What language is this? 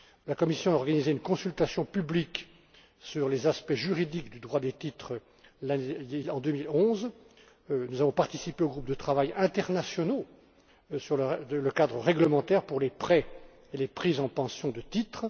French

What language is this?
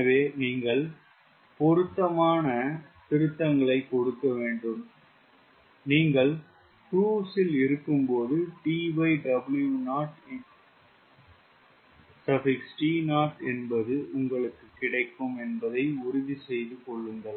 Tamil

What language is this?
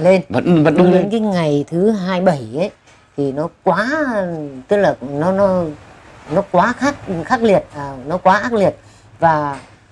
Vietnamese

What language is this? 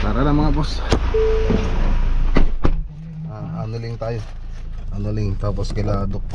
Filipino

